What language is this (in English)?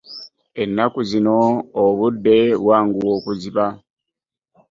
Ganda